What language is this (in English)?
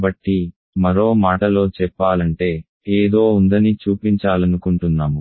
Telugu